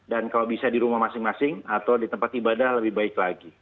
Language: Indonesian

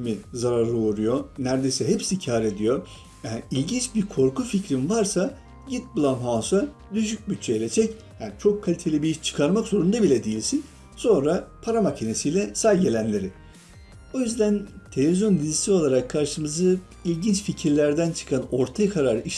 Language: Turkish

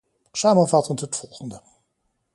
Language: Dutch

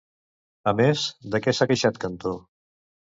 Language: Catalan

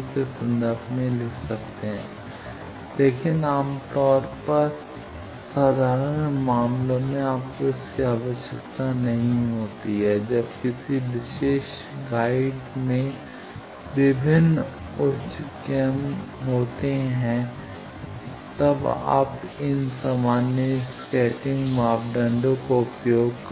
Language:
Hindi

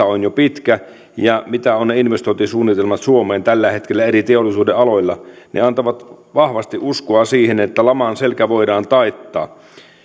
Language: Finnish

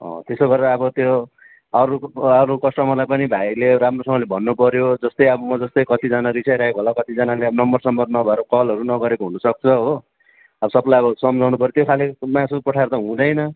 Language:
Nepali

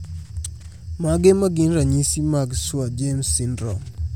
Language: Luo (Kenya and Tanzania)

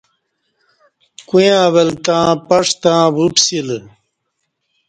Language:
Kati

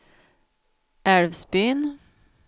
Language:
Swedish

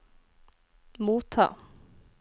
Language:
Norwegian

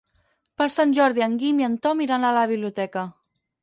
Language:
Catalan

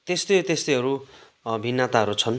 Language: Nepali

